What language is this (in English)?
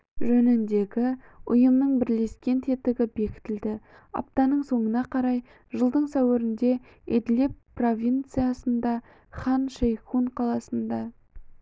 Kazakh